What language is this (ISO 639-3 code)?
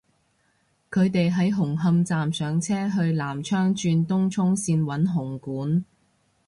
yue